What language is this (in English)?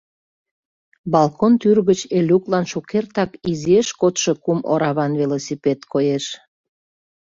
Mari